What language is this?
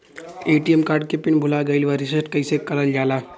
Bhojpuri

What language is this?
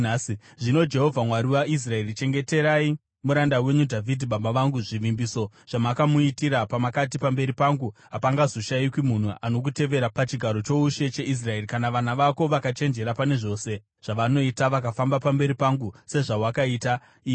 Shona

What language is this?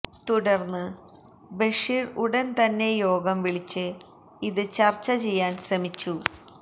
Malayalam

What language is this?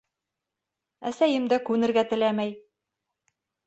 Bashkir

